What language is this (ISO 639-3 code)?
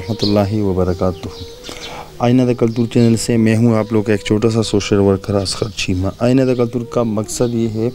ron